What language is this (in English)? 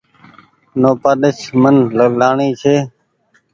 Goaria